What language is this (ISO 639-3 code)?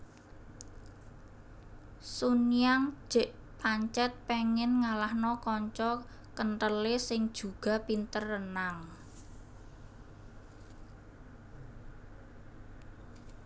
jav